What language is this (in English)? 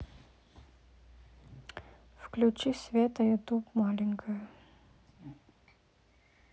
Russian